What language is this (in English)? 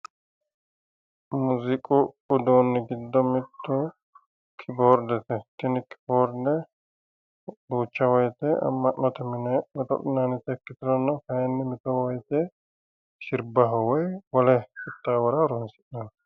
Sidamo